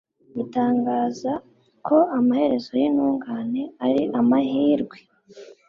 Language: Kinyarwanda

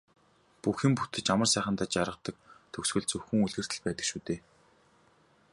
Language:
Mongolian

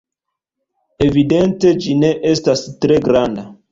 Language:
Esperanto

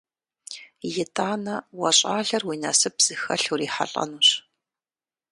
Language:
Kabardian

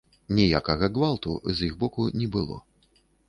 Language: Belarusian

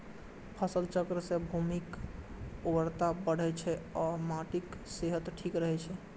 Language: Maithili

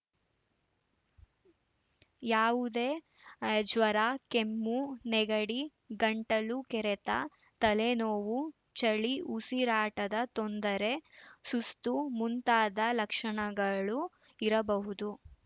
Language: Kannada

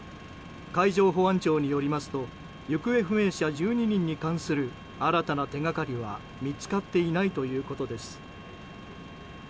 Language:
Japanese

